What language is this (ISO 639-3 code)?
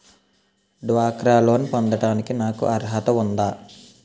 tel